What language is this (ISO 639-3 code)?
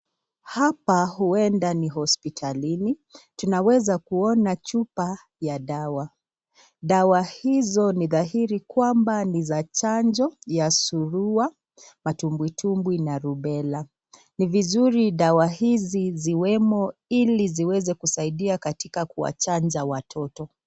swa